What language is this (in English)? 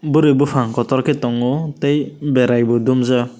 Kok Borok